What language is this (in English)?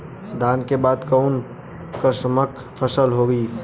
Bhojpuri